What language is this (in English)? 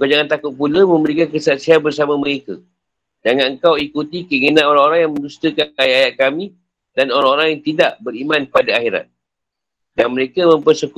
Malay